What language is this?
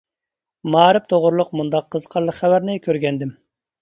Uyghur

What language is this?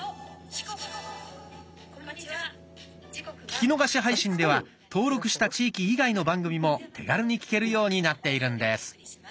Japanese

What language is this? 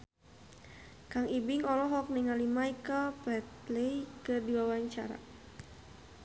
Sundanese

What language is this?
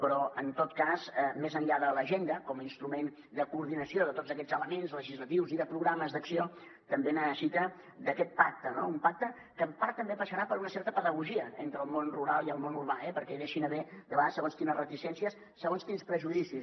Catalan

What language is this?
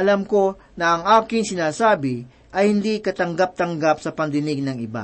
Filipino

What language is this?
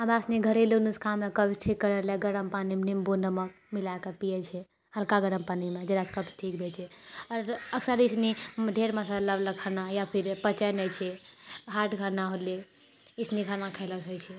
Maithili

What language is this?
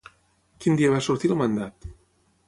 Catalan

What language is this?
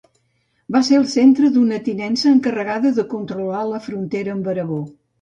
Catalan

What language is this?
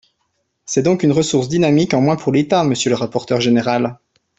French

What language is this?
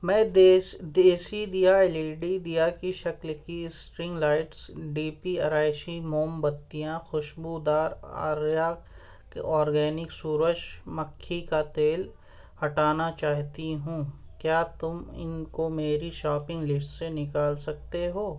Urdu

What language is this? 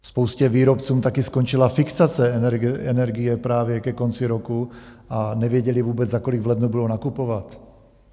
Czech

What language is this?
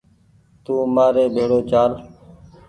Goaria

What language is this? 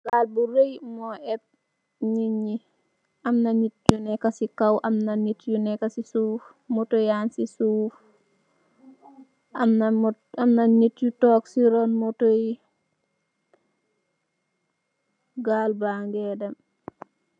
Wolof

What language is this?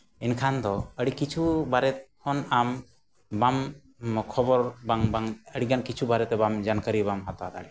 Santali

